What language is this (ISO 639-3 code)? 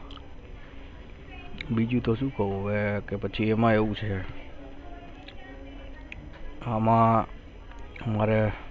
guj